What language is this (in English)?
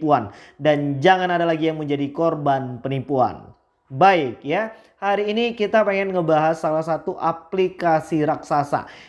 Indonesian